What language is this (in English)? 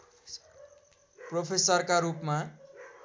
Nepali